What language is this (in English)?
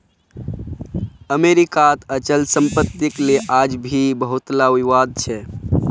Magahi